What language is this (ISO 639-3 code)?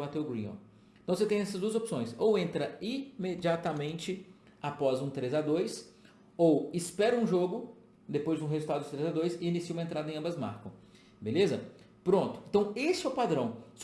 por